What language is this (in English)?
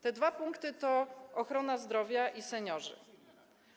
Polish